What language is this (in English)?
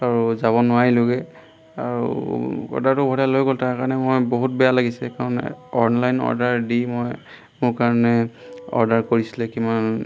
Assamese